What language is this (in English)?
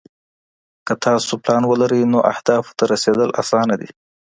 Pashto